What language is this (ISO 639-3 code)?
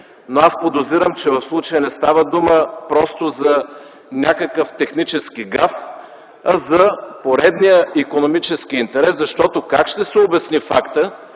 bul